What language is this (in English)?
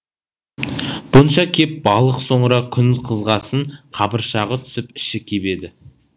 Kazakh